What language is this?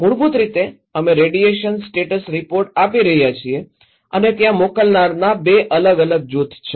Gujarati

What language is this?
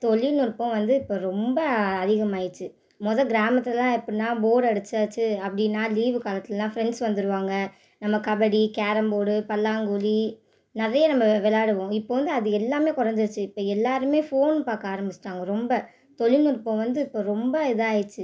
Tamil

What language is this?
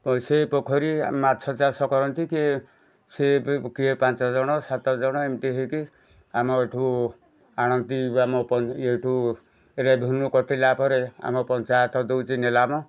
Odia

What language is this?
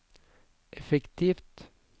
Norwegian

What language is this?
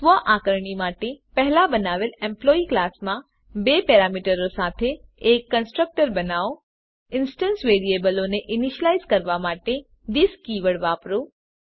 Gujarati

